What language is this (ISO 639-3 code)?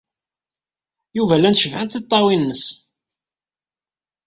kab